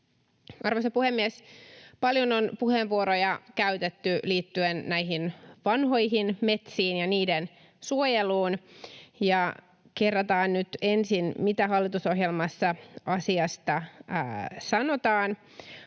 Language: Finnish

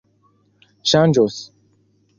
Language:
Esperanto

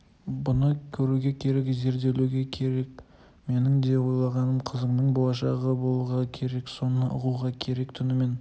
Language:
Kazakh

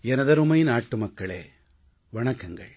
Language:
Tamil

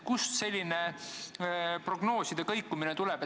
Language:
Estonian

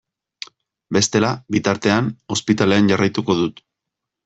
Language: Basque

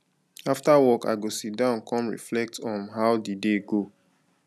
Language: Nigerian Pidgin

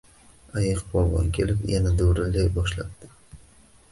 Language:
Uzbek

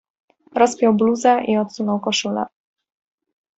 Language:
Polish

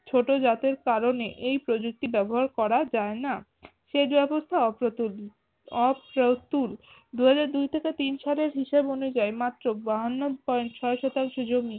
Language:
Bangla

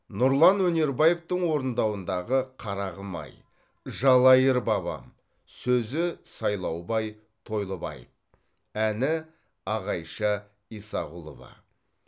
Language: Kazakh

